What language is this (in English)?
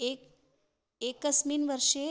Sanskrit